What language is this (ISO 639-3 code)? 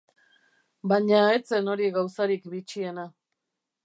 eus